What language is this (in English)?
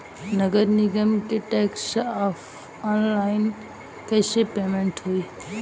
Bhojpuri